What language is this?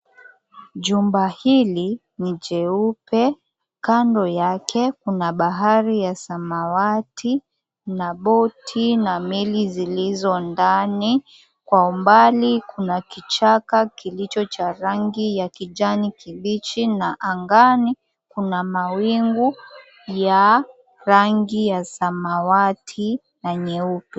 Swahili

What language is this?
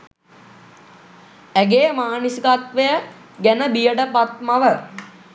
Sinhala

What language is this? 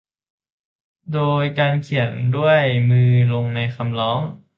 Thai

